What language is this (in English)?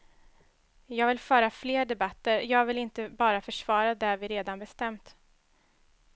Swedish